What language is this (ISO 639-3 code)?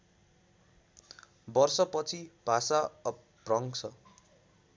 nep